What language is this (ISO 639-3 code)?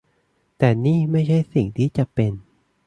tha